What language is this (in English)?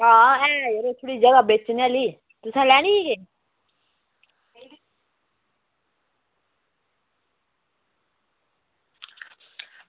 Dogri